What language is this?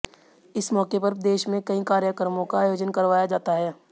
Hindi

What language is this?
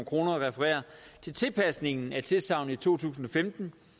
Danish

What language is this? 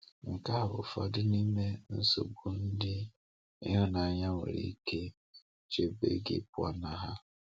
Igbo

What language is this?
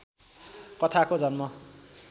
Nepali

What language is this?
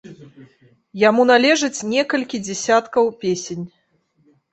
Belarusian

